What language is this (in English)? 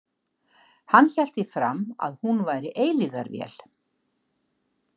Icelandic